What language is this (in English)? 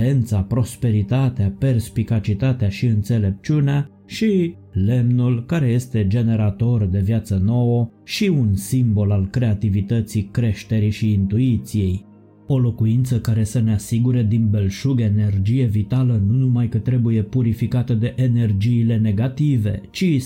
Romanian